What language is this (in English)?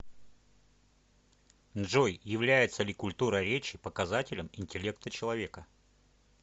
Russian